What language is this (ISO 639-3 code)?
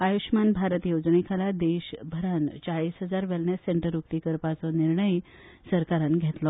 kok